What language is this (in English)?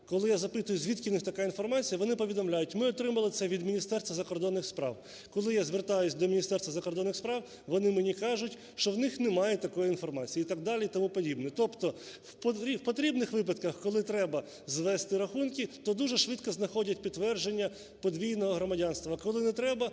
Ukrainian